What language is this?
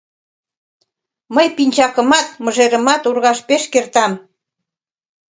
Mari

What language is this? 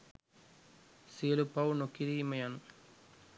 Sinhala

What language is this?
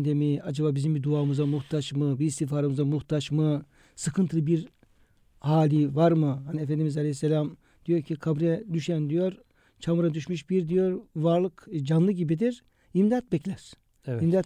Turkish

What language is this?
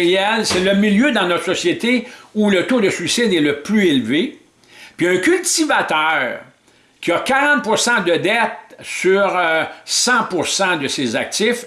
French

